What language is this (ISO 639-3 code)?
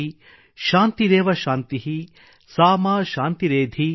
kan